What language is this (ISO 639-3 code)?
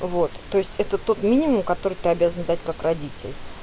rus